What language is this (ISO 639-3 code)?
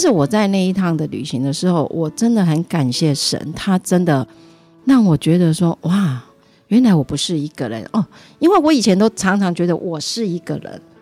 zho